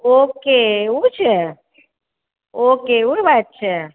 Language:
Gujarati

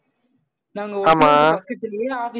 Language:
Tamil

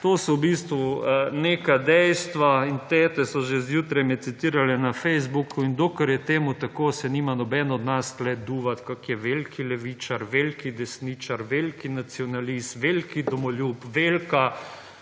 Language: Slovenian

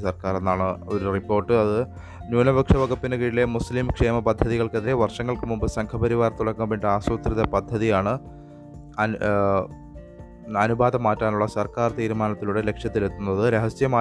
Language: Malayalam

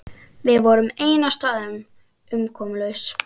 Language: Icelandic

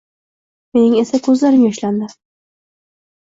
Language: Uzbek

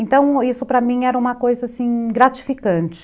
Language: Portuguese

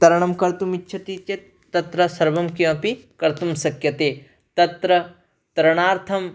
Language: Sanskrit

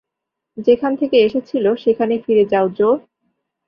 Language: Bangla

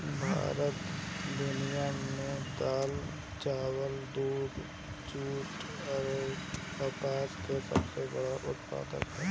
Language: Bhojpuri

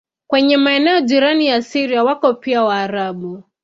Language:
Swahili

